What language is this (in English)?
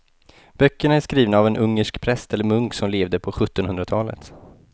Swedish